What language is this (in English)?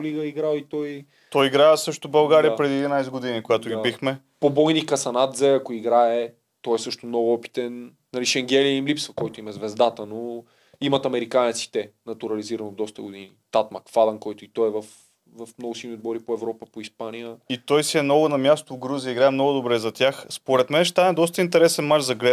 Bulgarian